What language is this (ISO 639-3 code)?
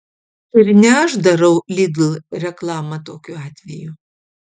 lit